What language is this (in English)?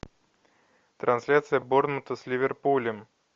Russian